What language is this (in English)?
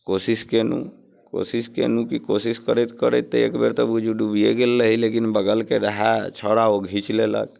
Maithili